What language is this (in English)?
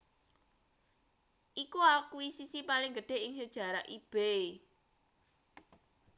Javanese